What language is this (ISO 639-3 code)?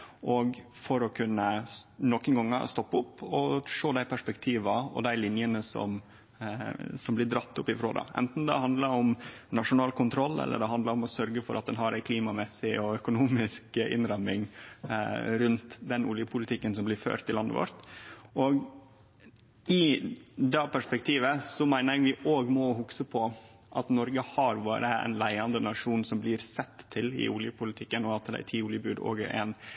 nno